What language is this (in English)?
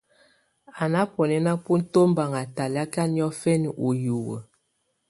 Tunen